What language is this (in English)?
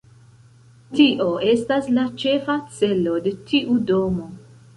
Esperanto